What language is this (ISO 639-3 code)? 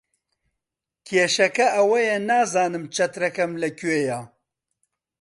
ckb